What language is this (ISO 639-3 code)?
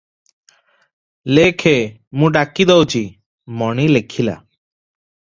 ori